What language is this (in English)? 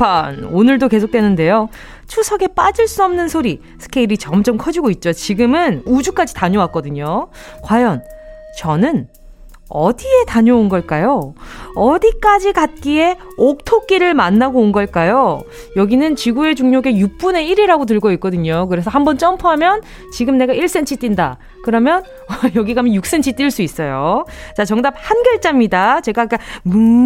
Korean